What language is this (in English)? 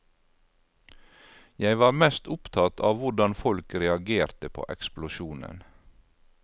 Norwegian